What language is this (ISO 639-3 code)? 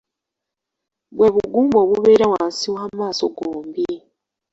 lug